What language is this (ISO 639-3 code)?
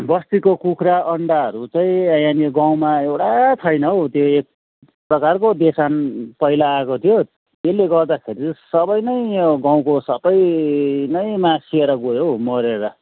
nep